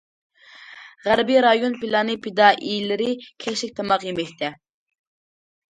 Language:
Uyghur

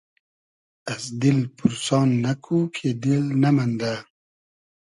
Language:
Hazaragi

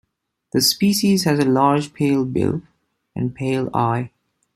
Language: English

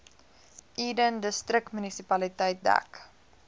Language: Afrikaans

